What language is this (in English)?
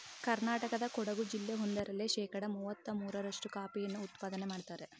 Kannada